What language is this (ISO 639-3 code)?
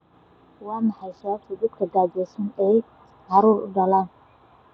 som